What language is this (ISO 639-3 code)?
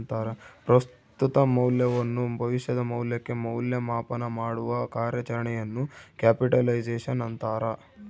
kan